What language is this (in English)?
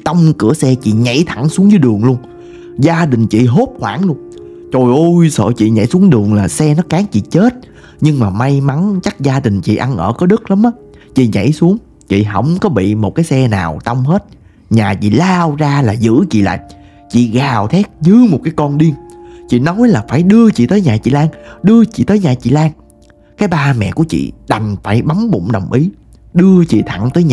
Vietnamese